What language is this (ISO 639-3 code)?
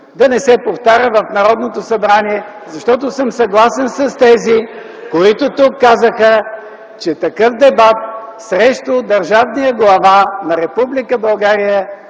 bul